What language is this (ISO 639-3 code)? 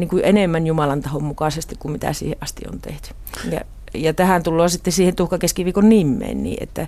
fin